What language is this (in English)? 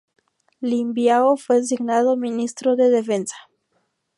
Spanish